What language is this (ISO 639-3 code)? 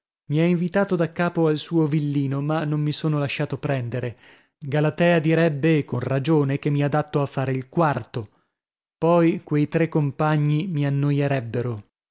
ita